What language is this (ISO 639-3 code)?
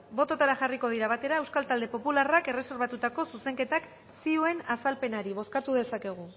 eus